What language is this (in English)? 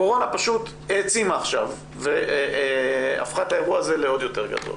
Hebrew